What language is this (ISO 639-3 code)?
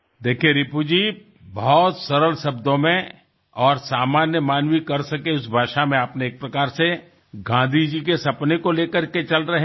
guj